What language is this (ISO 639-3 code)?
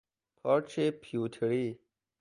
fas